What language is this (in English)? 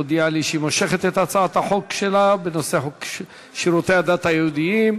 Hebrew